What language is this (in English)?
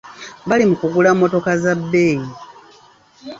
Ganda